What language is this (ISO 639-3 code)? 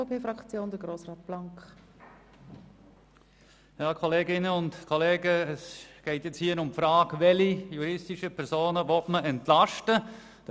gsw